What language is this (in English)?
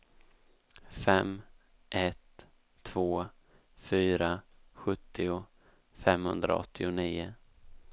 Swedish